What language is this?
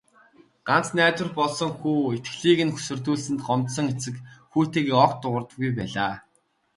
Mongolian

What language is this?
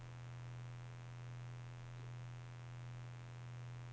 Danish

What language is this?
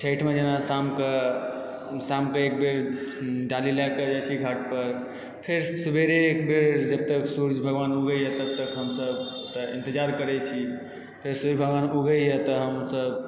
Maithili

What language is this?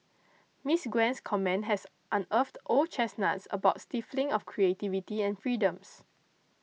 English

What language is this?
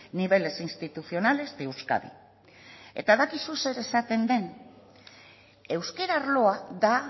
Basque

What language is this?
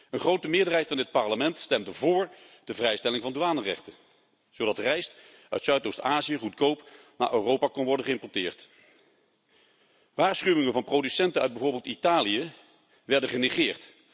Dutch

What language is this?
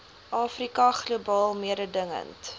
Afrikaans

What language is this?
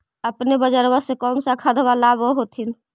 Magahi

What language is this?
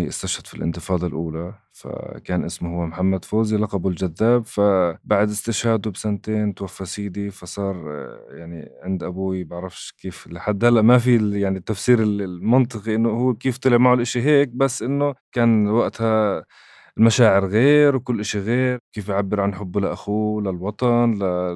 Arabic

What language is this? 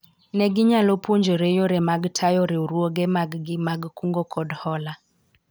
Luo (Kenya and Tanzania)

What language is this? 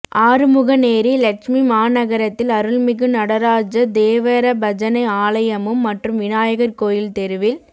Tamil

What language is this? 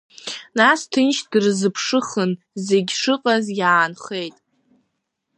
Abkhazian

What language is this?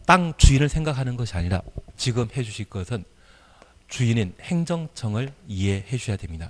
Korean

